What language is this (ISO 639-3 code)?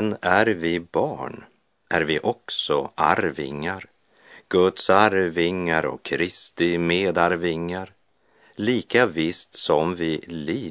swe